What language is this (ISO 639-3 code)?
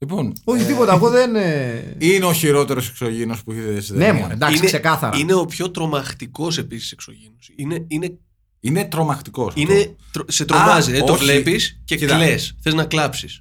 ell